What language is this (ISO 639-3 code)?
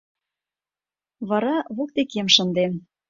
chm